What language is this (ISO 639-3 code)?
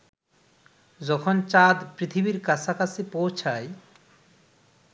ben